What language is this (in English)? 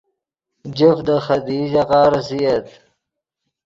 Yidgha